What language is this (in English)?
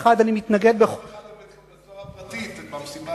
Hebrew